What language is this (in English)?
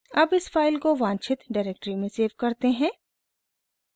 Hindi